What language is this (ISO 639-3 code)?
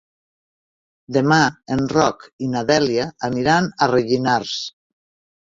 cat